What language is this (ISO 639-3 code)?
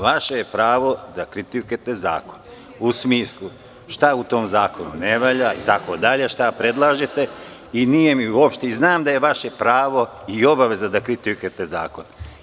srp